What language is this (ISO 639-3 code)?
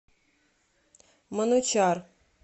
rus